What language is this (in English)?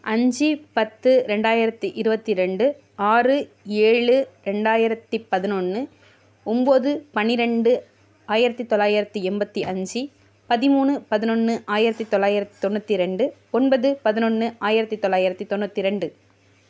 Tamil